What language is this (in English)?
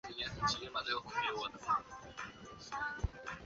Chinese